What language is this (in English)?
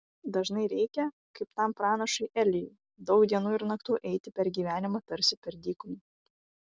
Lithuanian